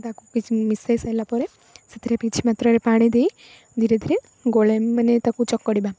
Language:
Odia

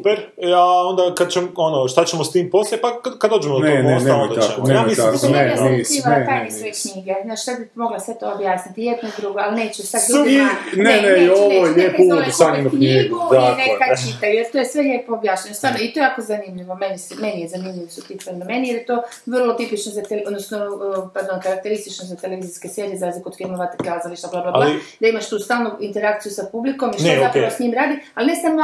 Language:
Croatian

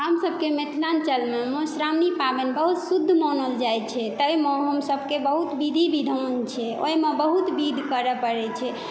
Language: Maithili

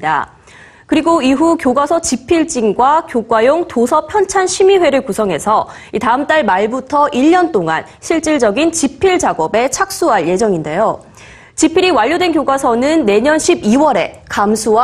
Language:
Korean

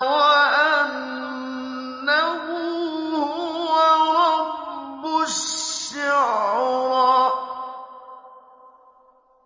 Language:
Arabic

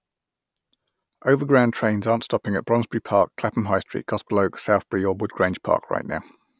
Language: English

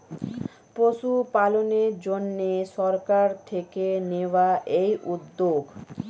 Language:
Bangla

